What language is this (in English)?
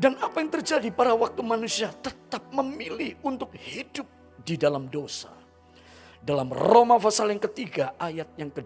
Indonesian